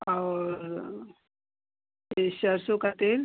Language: Hindi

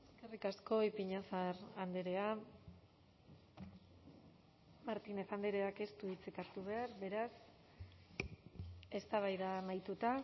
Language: Basque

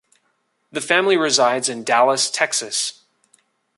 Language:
English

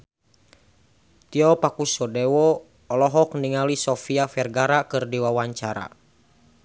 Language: Sundanese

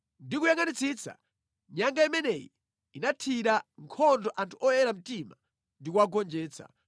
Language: Nyanja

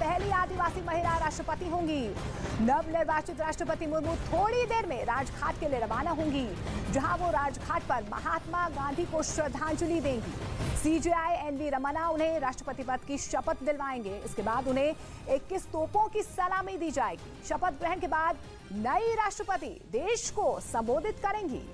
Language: Hindi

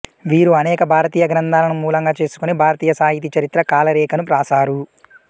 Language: Telugu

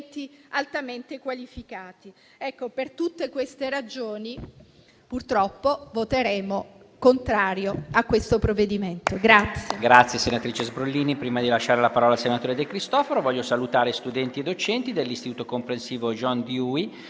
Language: Italian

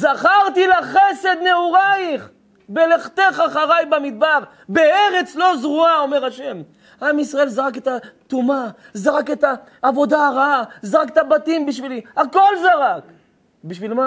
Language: Hebrew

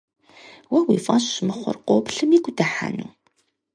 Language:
Kabardian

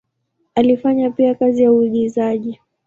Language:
Swahili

